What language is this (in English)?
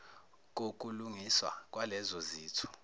Zulu